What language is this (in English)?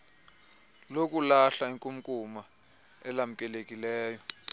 Xhosa